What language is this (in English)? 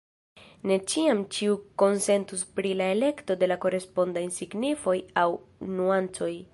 Esperanto